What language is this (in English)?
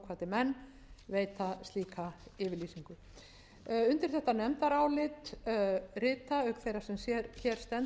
Icelandic